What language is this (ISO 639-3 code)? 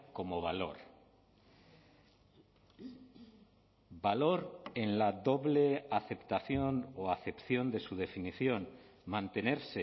spa